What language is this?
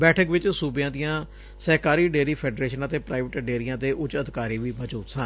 Punjabi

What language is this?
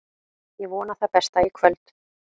Icelandic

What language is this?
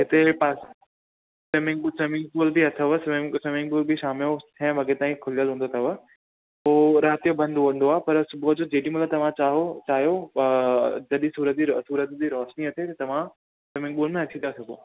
Sindhi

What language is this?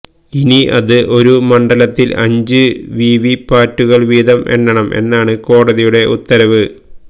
Malayalam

